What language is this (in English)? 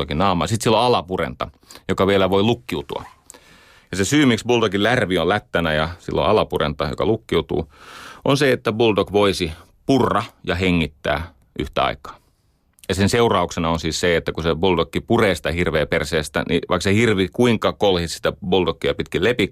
Finnish